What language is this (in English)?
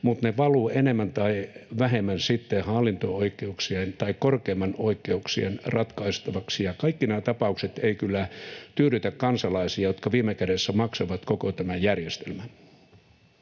Finnish